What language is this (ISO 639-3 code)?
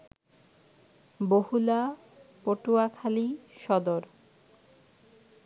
ben